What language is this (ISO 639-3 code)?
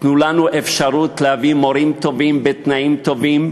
heb